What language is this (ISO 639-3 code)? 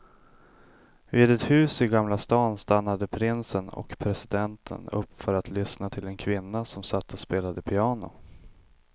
swe